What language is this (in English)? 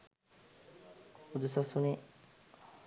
Sinhala